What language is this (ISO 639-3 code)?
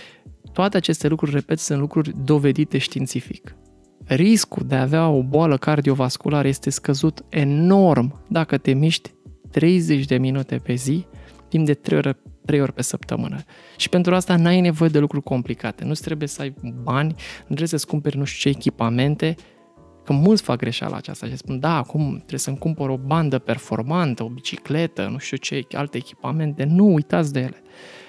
ron